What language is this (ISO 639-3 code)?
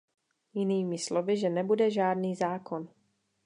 ces